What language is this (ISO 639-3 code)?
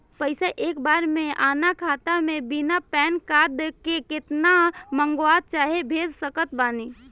bho